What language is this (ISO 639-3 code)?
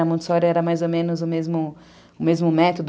por